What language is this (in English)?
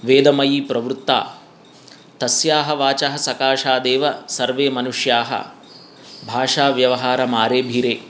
Sanskrit